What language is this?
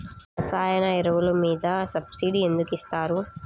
Telugu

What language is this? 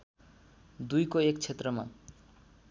Nepali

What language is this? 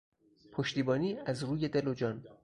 Persian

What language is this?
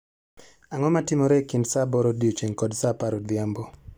Luo (Kenya and Tanzania)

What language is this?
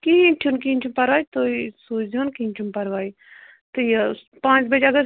Kashmiri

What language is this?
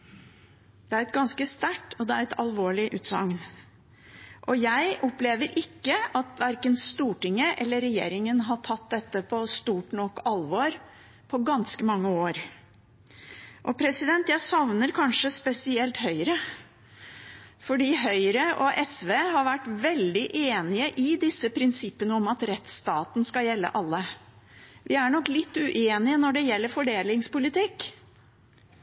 Norwegian Bokmål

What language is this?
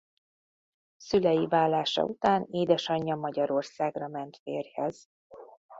Hungarian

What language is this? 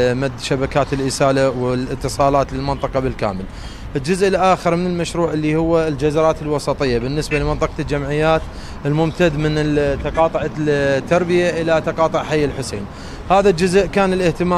Arabic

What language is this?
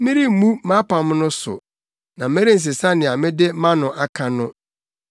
Akan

